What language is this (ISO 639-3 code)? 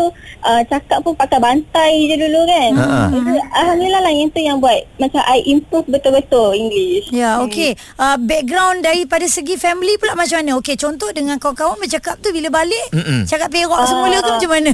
msa